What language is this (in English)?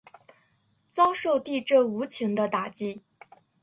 Chinese